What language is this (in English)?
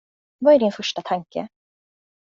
Swedish